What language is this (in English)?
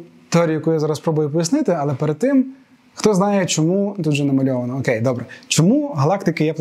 Ukrainian